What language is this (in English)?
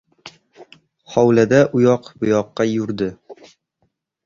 Uzbek